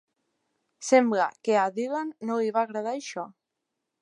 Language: Catalan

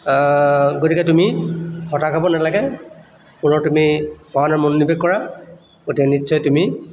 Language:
Assamese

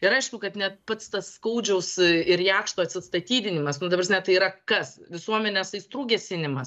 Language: Lithuanian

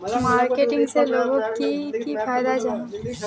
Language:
Magahi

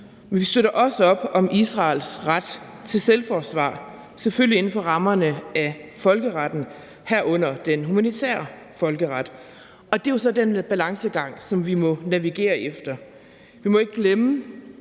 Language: Danish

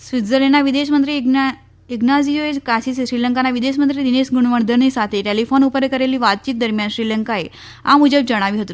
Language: Gujarati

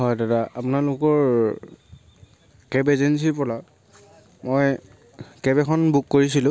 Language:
Assamese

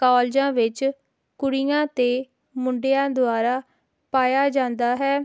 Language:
Punjabi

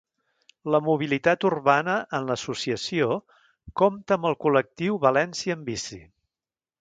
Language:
Catalan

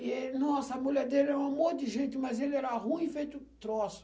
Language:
Portuguese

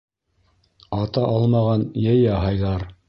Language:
Bashkir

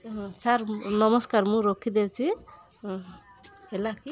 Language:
Odia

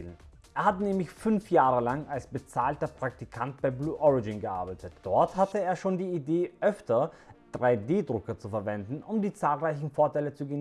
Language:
German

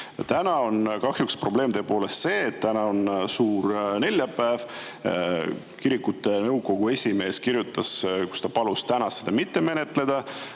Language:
Estonian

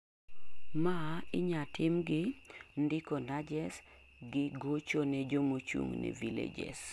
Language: Luo (Kenya and Tanzania)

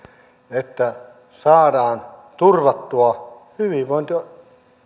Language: Finnish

